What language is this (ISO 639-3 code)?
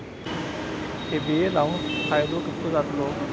mar